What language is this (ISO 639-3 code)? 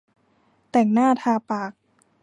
tha